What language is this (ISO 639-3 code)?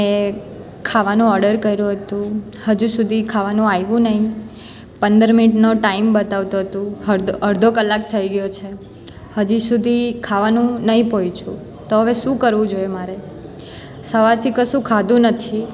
guj